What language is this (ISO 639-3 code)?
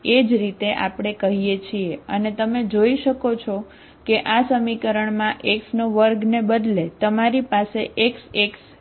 guj